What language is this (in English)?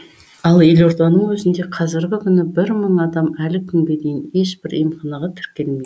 Kazakh